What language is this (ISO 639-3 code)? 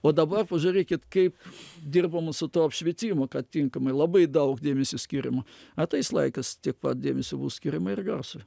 lit